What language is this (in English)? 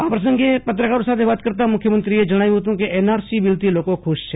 Gujarati